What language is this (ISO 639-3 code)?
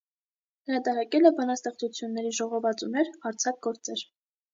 hye